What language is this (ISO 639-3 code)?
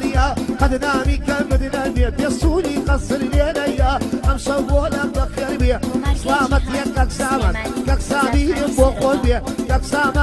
ara